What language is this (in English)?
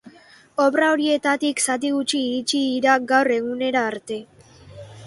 Basque